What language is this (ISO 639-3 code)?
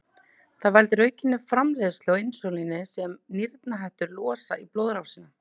isl